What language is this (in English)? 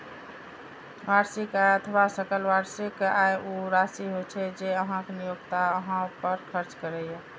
Maithili